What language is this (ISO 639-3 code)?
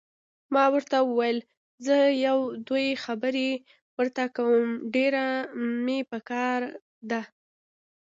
pus